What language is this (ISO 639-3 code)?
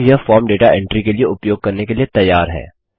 hin